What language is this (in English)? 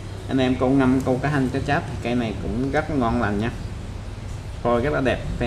Vietnamese